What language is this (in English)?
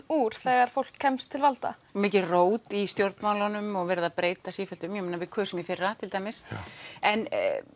Icelandic